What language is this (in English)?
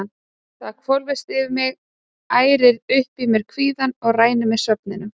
Icelandic